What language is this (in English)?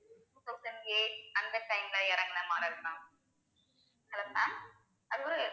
Tamil